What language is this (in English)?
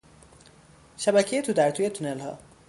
Persian